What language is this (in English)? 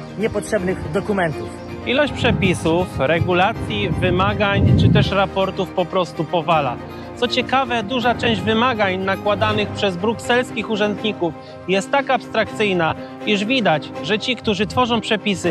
Polish